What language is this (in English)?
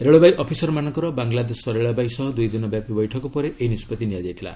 Odia